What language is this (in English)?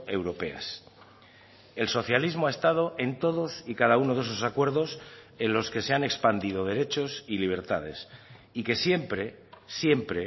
Spanish